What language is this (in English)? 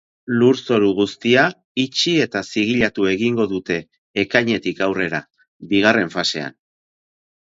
Basque